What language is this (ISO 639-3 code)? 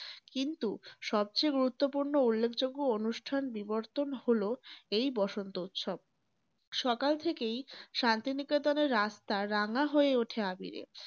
ben